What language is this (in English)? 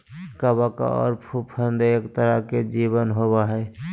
Magahi